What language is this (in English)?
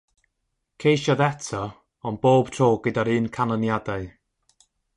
Welsh